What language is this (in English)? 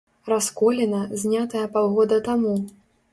Belarusian